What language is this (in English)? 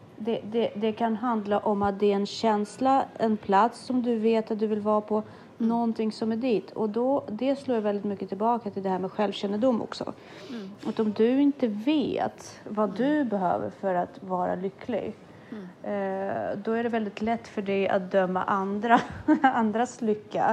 Swedish